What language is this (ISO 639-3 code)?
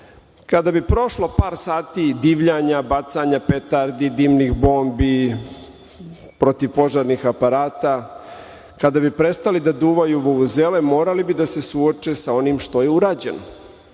srp